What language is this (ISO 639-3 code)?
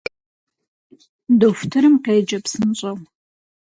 kbd